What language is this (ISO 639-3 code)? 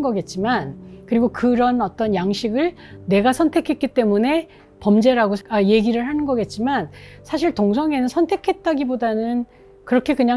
kor